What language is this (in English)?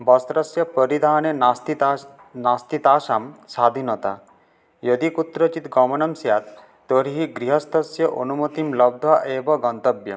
Sanskrit